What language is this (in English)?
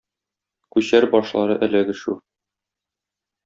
Tatar